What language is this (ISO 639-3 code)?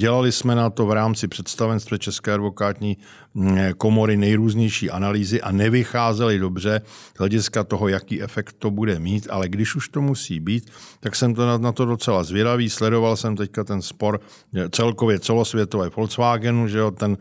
ces